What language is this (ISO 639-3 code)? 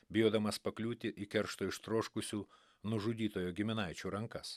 lit